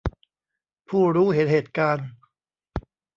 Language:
Thai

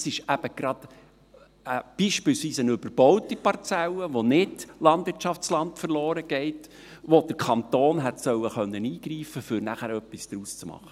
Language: Swiss German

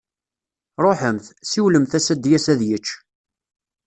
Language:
Kabyle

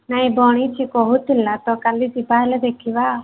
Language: Odia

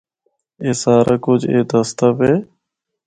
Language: Northern Hindko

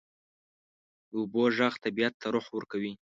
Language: Pashto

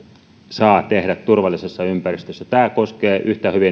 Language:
Finnish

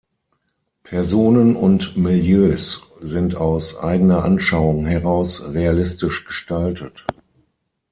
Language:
German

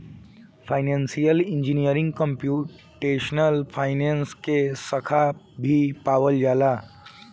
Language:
Bhojpuri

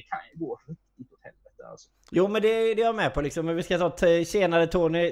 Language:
Swedish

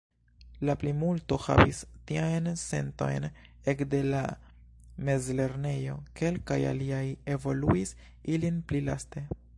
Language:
Esperanto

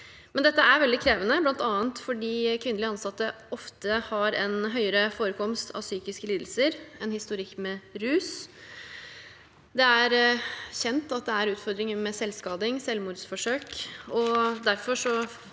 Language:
Norwegian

